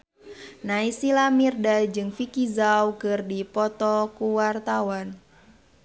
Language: Sundanese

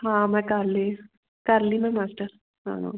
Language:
Punjabi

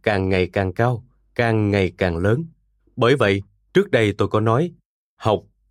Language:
Vietnamese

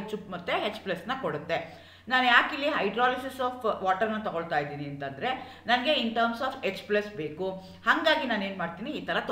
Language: Kannada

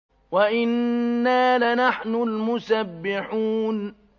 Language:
Arabic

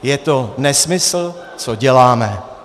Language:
Czech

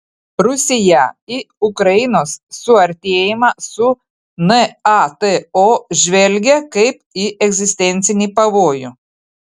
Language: Lithuanian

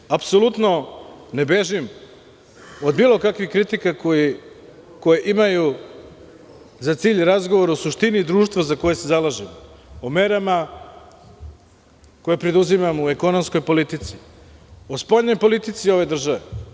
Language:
Serbian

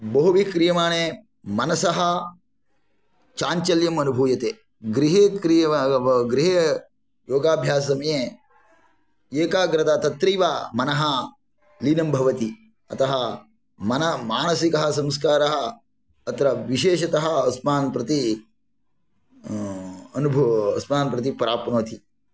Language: Sanskrit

